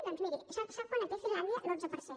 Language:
Catalan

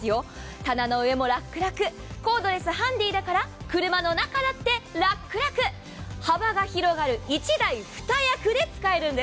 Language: Japanese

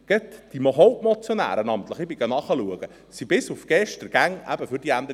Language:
Swiss German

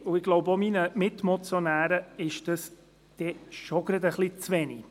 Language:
Swiss German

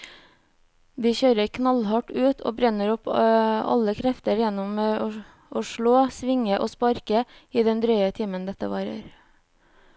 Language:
Norwegian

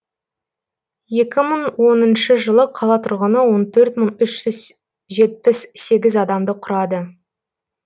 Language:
Kazakh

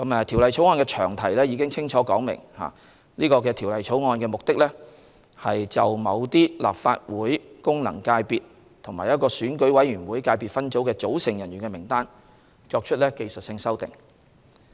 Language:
Cantonese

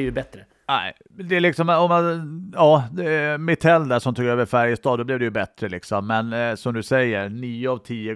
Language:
Swedish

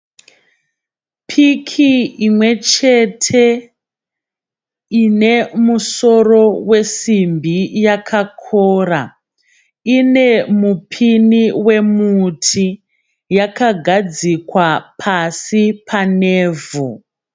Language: Shona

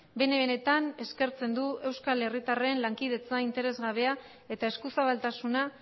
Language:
Basque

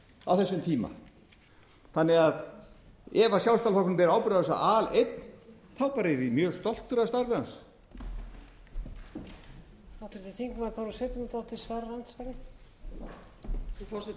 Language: Icelandic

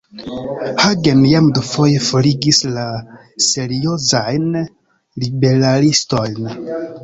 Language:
Esperanto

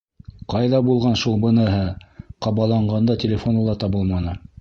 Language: Bashkir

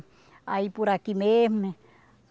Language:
Portuguese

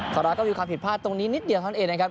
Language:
Thai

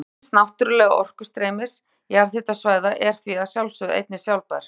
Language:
Icelandic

